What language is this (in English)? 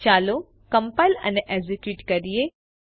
Gujarati